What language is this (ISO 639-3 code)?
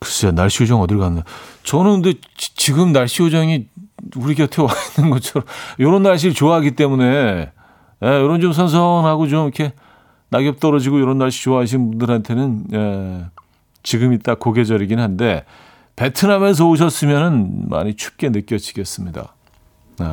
kor